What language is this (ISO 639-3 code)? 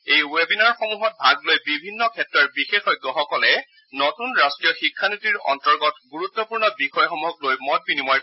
asm